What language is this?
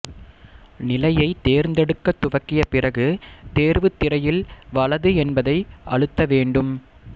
Tamil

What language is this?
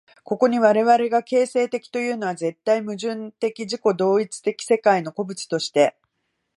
Japanese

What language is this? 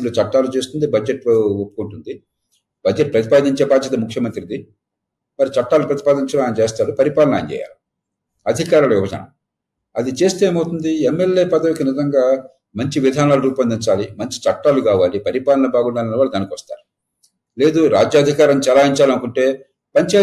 Telugu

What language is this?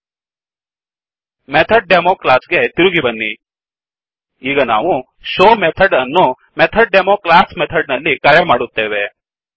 Kannada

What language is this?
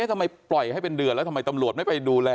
Thai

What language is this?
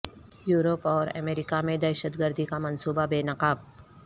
Urdu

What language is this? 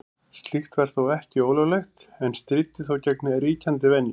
Icelandic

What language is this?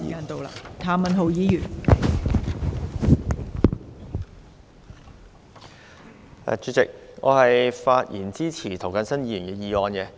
Cantonese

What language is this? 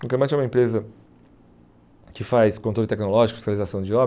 Portuguese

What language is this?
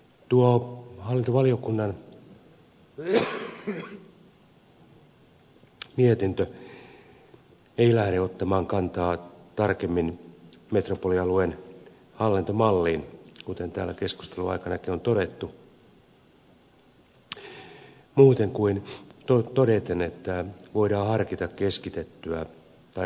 Finnish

